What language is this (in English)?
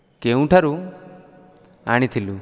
Odia